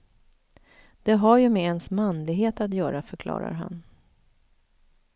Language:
Swedish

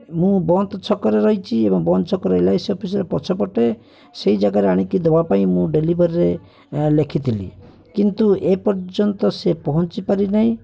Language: Odia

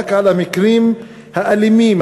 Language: Hebrew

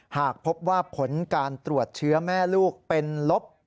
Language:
Thai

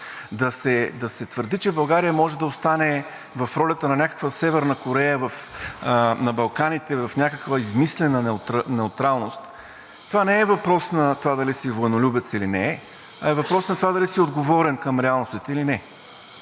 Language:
Bulgarian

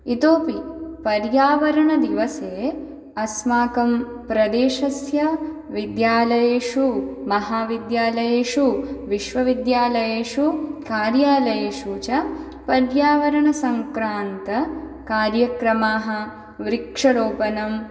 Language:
Sanskrit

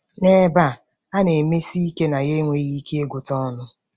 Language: Igbo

